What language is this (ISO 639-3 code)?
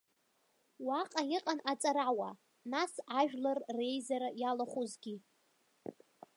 abk